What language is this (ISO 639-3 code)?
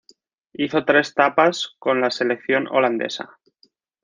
spa